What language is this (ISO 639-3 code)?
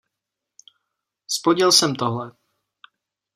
ces